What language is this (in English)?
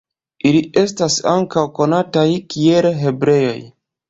Esperanto